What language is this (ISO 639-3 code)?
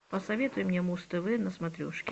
rus